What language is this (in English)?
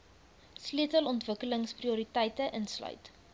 Afrikaans